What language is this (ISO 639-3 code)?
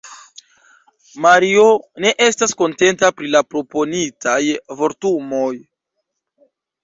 epo